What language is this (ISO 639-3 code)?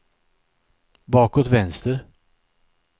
swe